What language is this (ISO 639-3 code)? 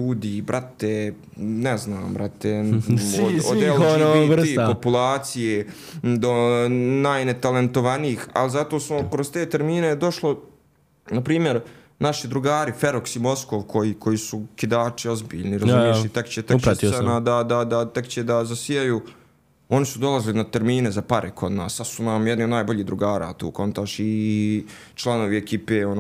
hrv